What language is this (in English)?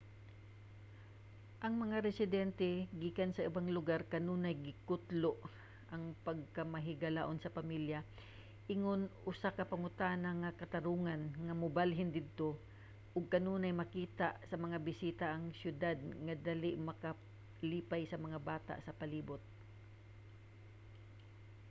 Cebuano